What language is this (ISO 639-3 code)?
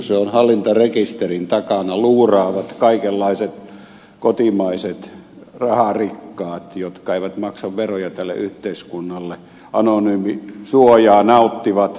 fin